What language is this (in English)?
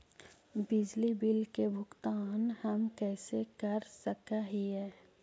Magahi